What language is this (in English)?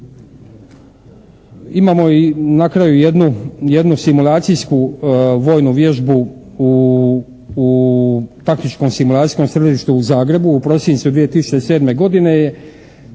Croatian